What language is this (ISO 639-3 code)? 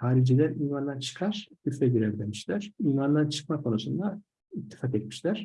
tur